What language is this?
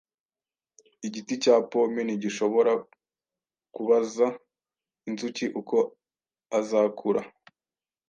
Kinyarwanda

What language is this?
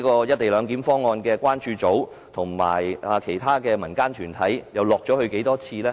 Cantonese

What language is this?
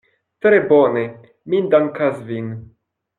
Esperanto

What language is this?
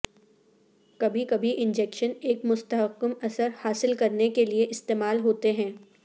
Urdu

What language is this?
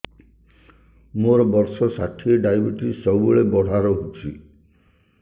Odia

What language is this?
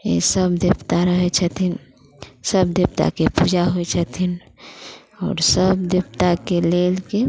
Maithili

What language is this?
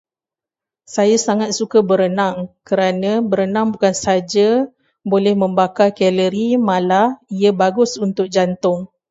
Malay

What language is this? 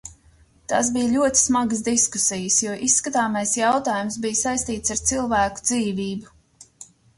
Latvian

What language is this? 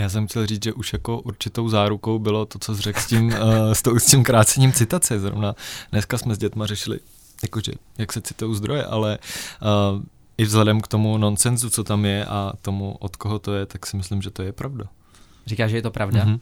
Czech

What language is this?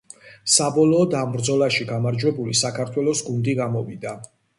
Georgian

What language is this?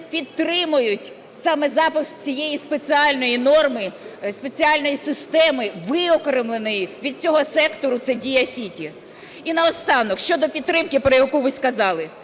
Ukrainian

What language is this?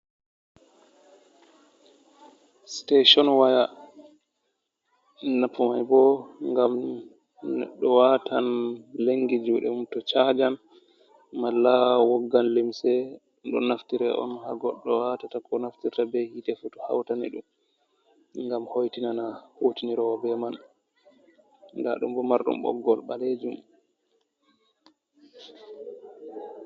Fula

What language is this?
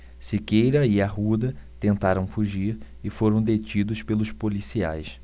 Portuguese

